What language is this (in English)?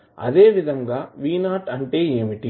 Telugu